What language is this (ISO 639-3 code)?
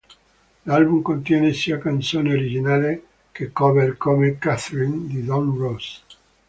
ita